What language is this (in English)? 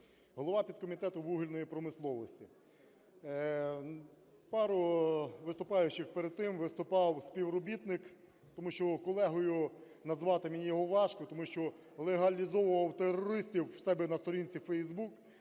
Ukrainian